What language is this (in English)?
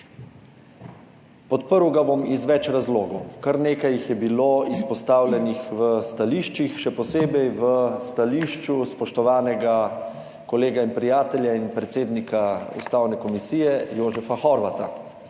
Slovenian